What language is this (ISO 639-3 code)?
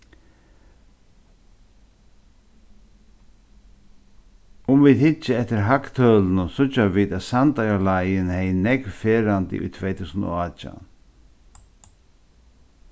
fao